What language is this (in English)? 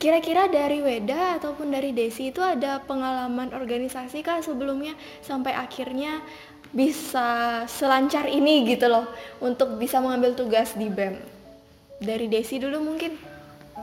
Indonesian